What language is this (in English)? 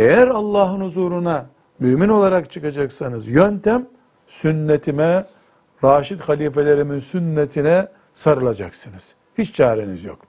Turkish